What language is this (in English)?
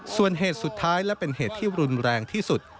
Thai